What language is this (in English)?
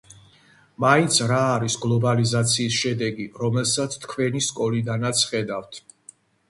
Georgian